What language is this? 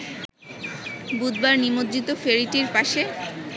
Bangla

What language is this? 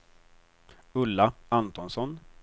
Swedish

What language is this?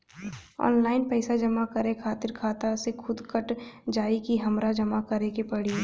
Bhojpuri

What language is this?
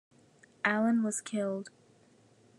English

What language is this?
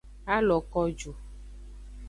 Aja (Benin)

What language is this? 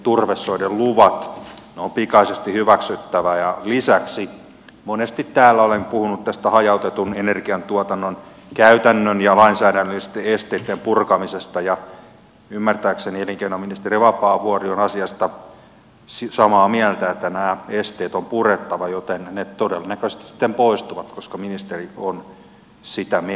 Finnish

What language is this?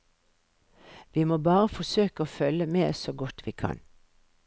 Norwegian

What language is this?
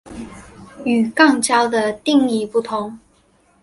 Chinese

